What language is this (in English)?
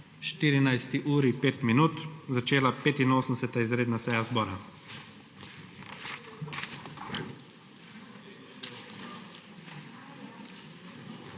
Slovenian